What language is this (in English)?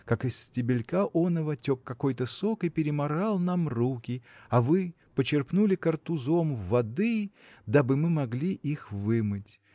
Russian